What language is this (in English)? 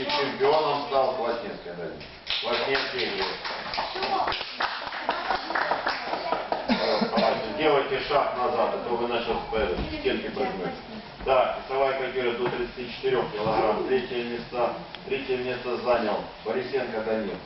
Russian